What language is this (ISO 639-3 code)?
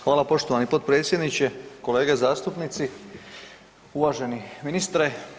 hrv